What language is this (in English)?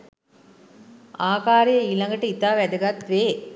Sinhala